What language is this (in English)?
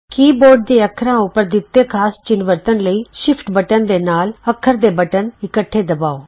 Punjabi